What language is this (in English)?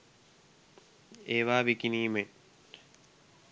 Sinhala